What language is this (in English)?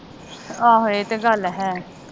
Punjabi